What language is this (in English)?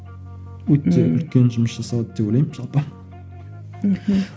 Kazakh